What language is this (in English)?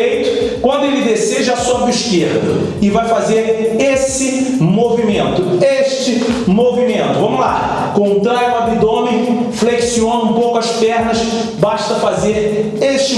Portuguese